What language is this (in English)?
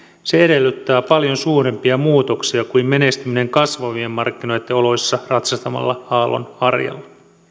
Finnish